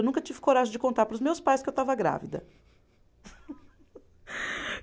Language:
Portuguese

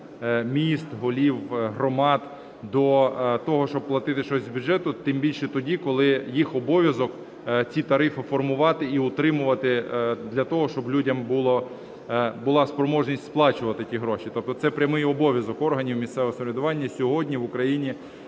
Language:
Ukrainian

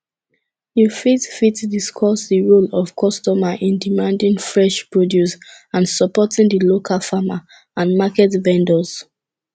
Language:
Nigerian Pidgin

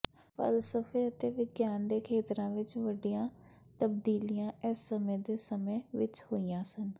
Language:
Punjabi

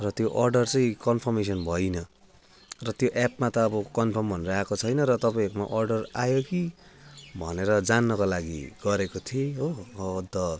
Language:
Nepali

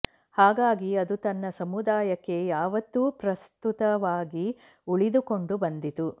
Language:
Kannada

